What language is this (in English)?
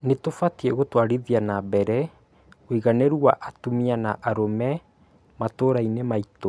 Kikuyu